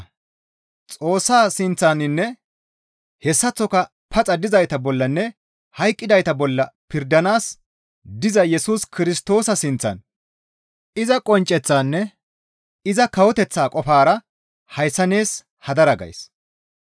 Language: Gamo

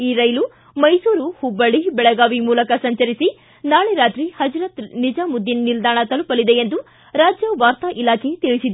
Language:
Kannada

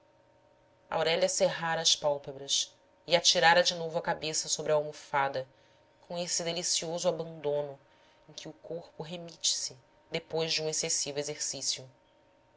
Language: Portuguese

